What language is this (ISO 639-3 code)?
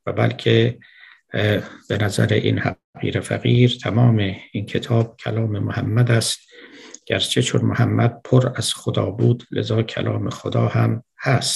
fas